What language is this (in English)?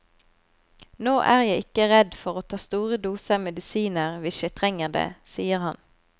Norwegian